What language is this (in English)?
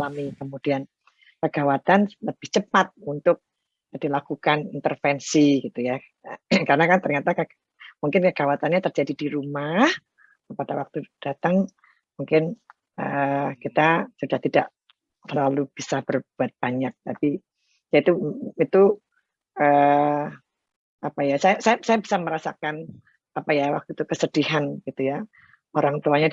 Indonesian